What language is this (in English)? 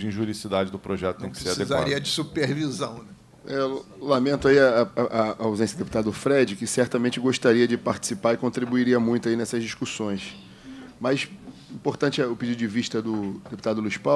Portuguese